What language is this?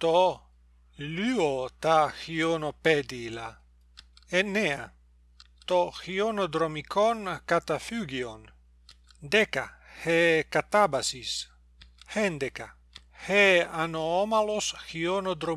Greek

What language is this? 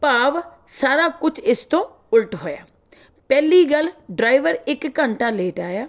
Punjabi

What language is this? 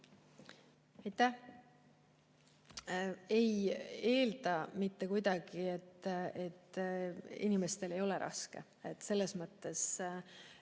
Estonian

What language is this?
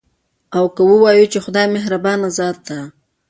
Pashto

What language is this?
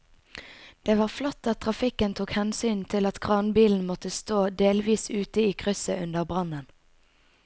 Norwegian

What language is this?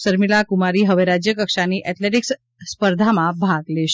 Gujarati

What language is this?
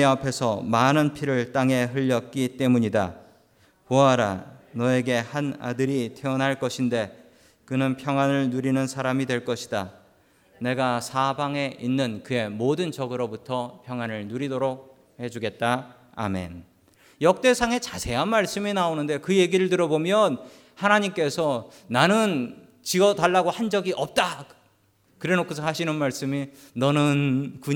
Korean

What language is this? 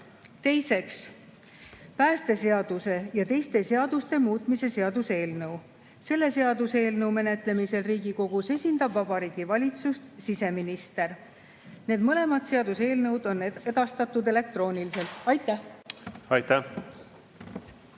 Estonian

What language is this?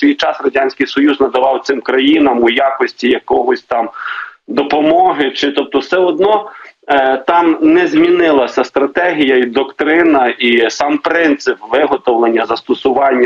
Ukrainian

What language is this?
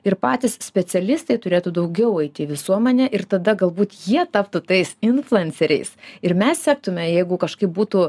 Lithuanian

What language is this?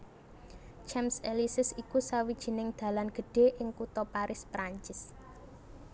Javanese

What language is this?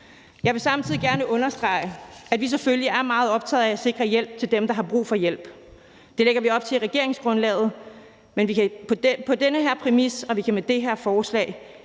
Danish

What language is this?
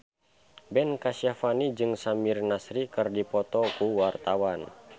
Sundanese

